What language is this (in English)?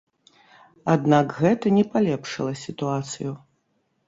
Belarusian